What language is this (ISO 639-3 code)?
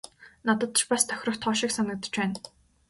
mon